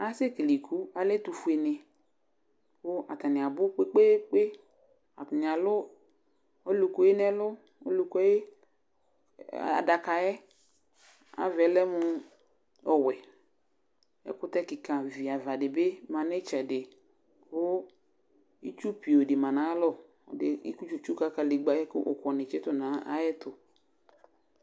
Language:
Ikposo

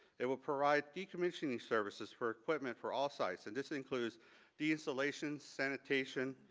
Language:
English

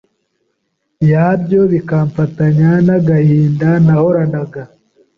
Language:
Kinyarwanda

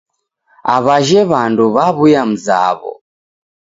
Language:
Taita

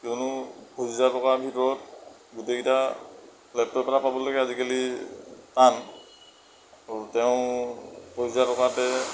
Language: Assamese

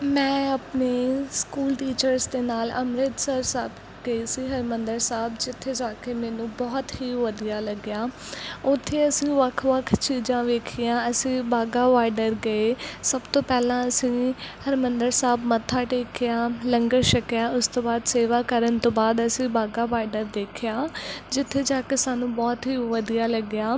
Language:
Punjabi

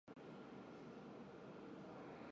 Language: Chinese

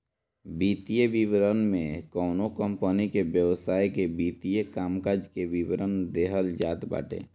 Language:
Bhojpuri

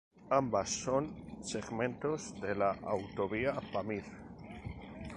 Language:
Spanish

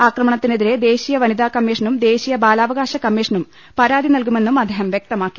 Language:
Malayalam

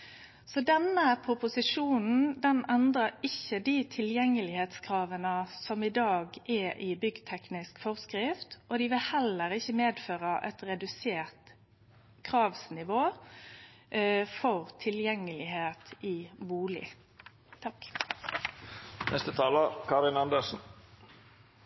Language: Norwegian Nynorsk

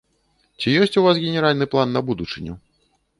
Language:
Belarusian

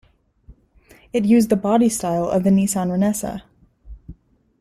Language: English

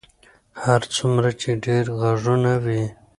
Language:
Pashto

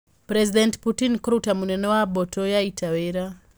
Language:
Kikuyu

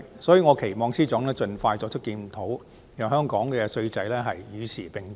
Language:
Cantonese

